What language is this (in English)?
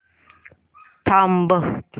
Marathi